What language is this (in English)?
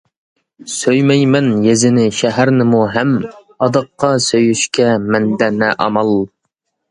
Uyghur